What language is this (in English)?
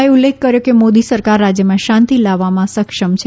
Gujarati